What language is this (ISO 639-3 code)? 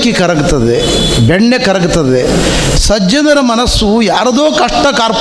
kan